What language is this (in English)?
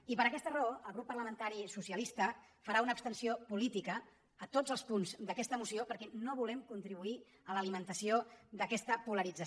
Catalan